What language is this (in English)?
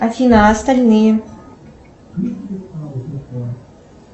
Russian